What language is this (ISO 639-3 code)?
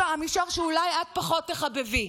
heb